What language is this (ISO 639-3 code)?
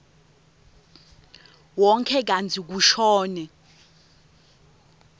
ssw